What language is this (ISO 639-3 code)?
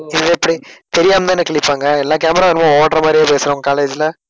tam